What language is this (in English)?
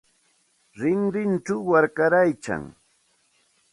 Santa Ana de Tusi Pasco Quechua